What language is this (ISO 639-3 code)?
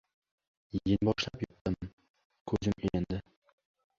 uzb